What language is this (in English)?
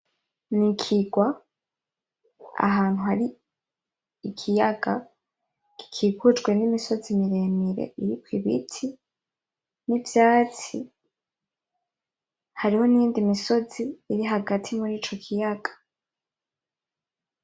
Rundi